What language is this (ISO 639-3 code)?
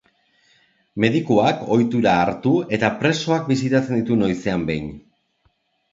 eus